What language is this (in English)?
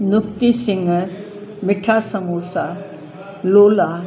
Sindhi